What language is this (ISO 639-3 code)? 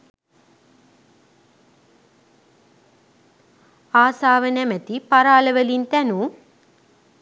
sin